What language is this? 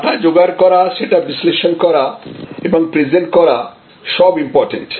Bangla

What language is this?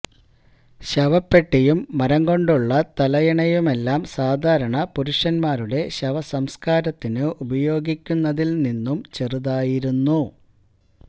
Malayalam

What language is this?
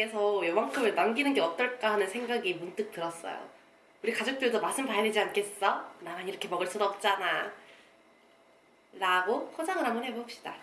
Korean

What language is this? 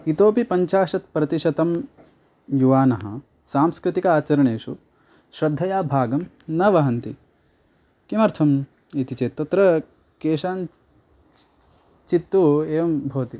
Sanskrit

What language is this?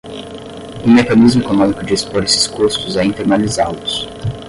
Portuguese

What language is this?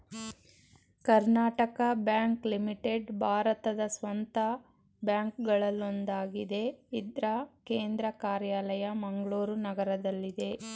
Kannada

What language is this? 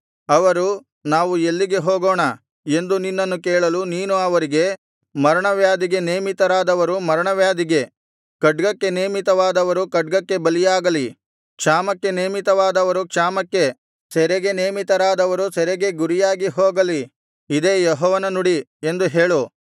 Kannada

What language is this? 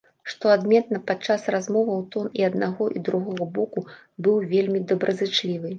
Belarusian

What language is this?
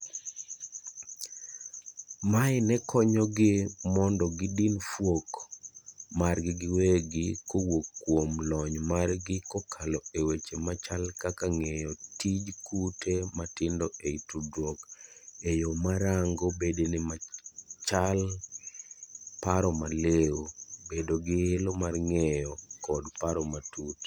Luo (Kenya and Tanzania)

